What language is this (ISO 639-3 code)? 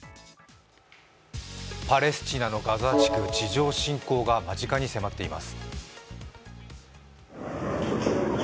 jpn